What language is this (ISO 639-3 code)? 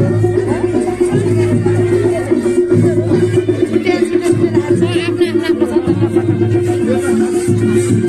ara